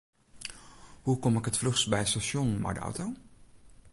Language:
Western Frisian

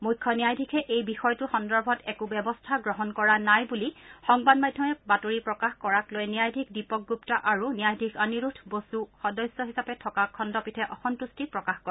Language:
Assamese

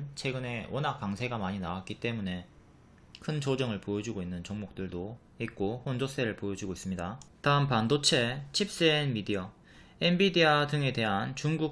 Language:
Korean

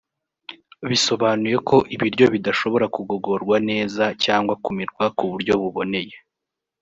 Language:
Kinyarwanda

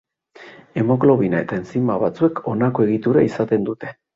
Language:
Basque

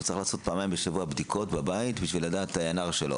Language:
Hebrew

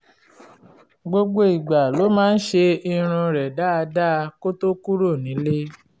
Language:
Yoruba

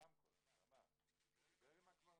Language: Hebrew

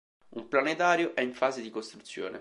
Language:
Italian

